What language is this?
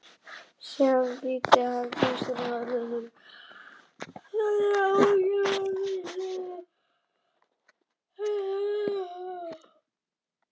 Icelandic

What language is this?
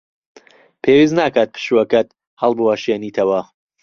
Central Kurdish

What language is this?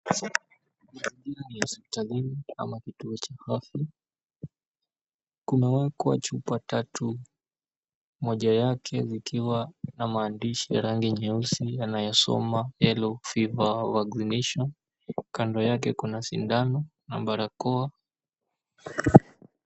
Swahili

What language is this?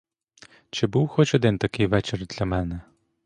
Ukrainian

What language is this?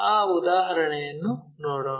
Kannada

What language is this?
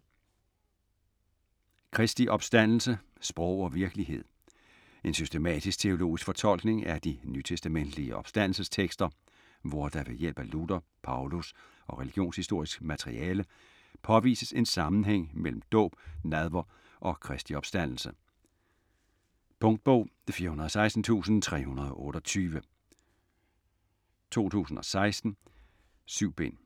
Danish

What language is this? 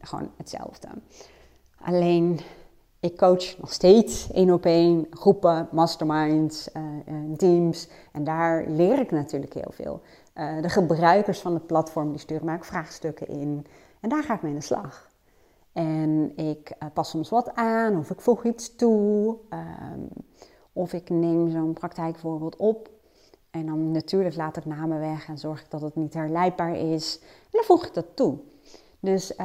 Dutch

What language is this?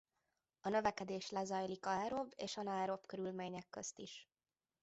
Hungarian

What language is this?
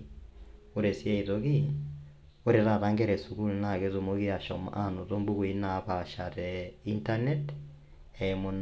Masai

